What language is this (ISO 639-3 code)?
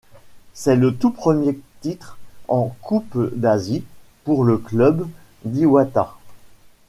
fra